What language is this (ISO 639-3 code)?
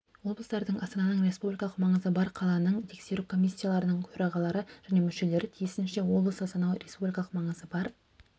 kaz